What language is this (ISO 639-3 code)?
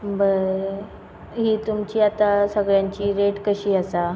kok